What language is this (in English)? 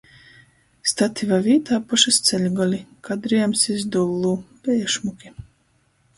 Latgalian